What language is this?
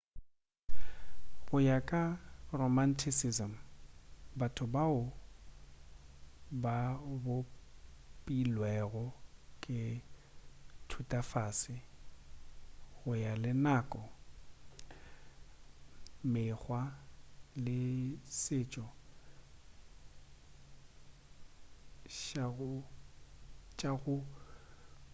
Northern Sotho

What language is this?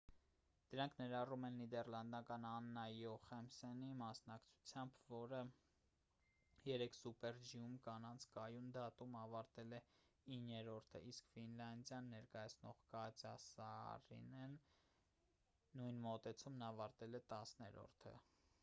Armenian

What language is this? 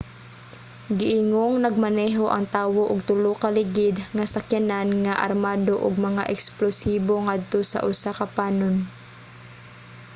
Cebuano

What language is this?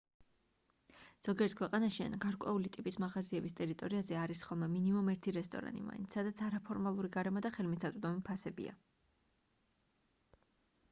Georgian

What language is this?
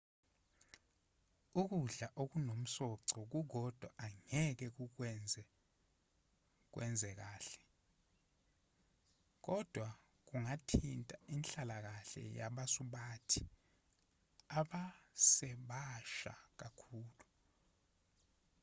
Zulu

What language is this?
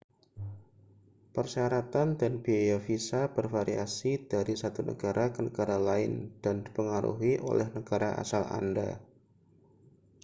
Indonesian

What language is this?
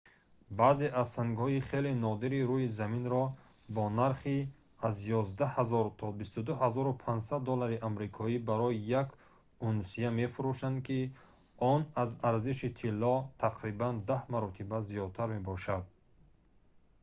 Tajik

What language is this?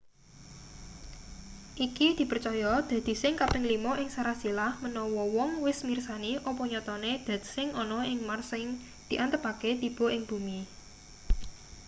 Javanese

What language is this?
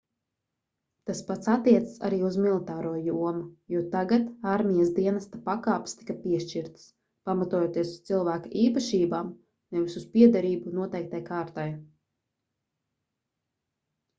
Latvian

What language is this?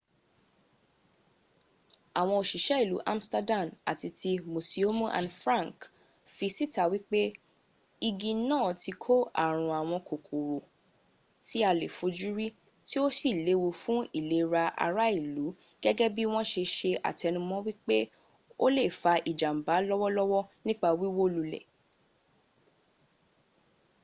Yoruba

